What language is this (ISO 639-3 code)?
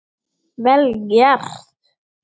isl